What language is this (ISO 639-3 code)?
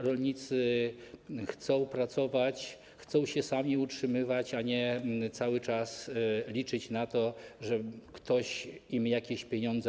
pol